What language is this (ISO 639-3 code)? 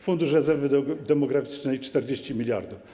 pol